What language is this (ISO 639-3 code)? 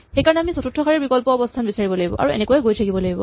asm